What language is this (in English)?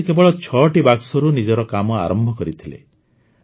Odia